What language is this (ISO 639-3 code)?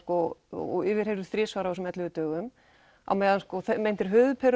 isl